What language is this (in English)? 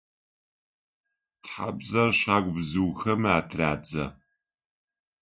Adyghe